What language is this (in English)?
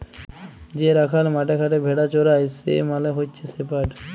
Bangla